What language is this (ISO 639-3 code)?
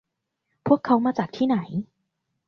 tha